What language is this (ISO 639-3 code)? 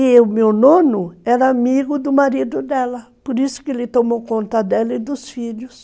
por